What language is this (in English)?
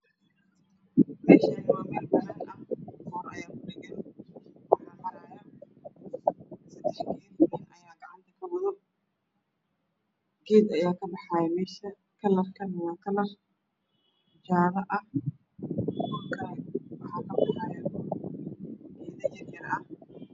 Somali